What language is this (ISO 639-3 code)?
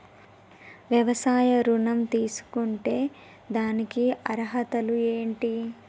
tel